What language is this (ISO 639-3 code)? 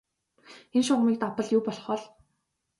mon